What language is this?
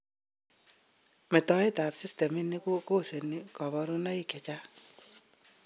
Kalenjin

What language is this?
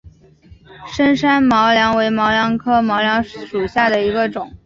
Chinese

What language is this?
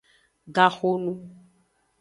Aja (Benin)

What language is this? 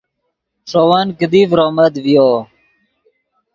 Yidgha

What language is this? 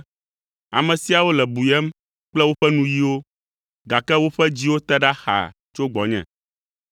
Ewe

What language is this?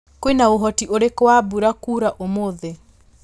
Kikuyu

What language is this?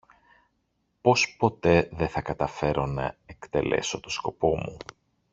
Greek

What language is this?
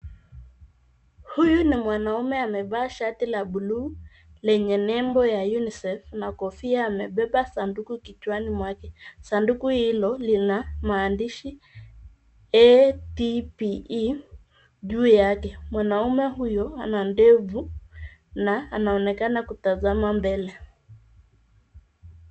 Swahili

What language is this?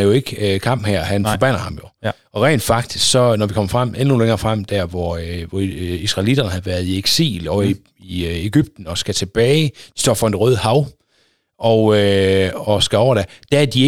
Danish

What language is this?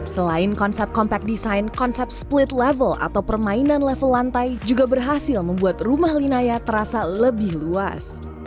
Indonesian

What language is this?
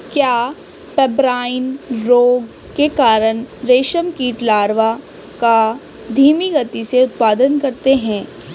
Hindi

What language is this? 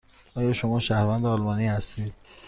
Persian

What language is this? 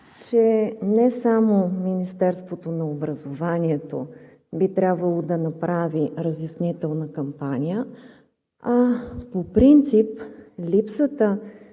Bulgarian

